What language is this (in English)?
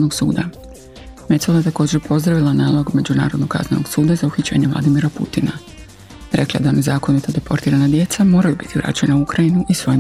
Croatian